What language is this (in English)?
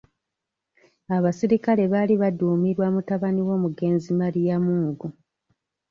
Ganda